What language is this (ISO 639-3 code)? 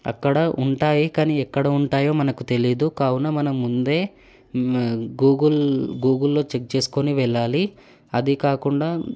tel